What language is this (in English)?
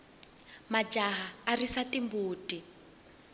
Tsonga